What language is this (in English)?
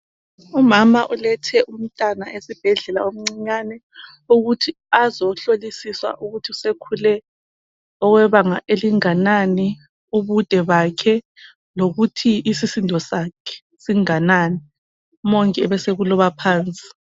North Ndebele